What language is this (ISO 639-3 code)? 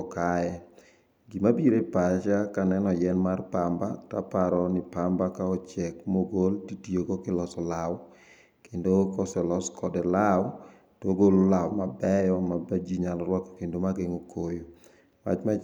luo